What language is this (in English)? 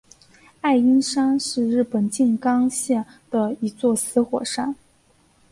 Chinese